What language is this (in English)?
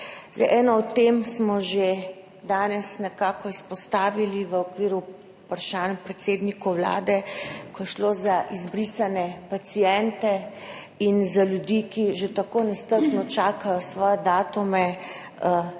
Slovenian